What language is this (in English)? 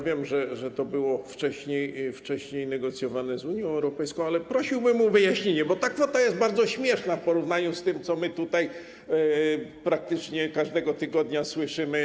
Polish